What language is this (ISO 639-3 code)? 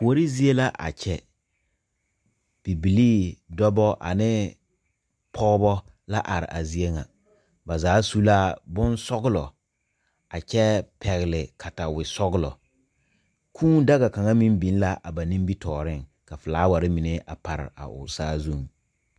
dga